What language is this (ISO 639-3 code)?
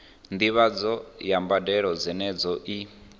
ven